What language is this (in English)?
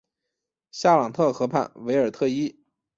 Chinese